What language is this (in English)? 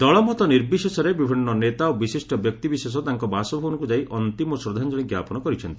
Odia